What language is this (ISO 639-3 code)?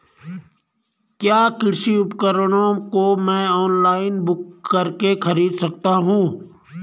hin